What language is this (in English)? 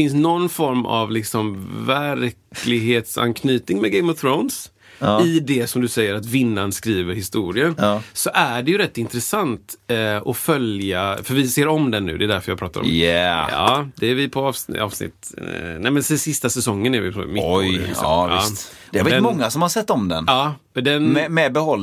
Swedish